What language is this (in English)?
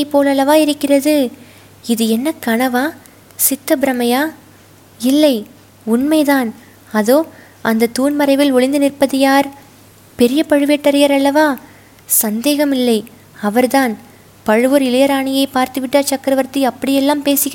Tamil